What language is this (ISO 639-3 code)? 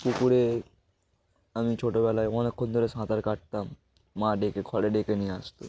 ben